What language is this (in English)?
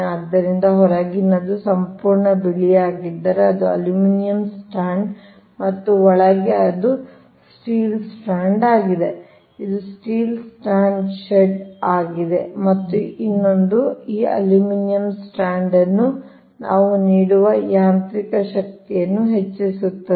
Kannada